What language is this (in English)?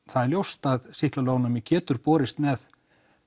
Icelandic